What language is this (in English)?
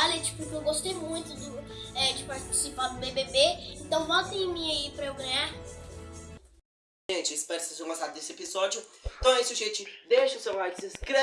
Portuguese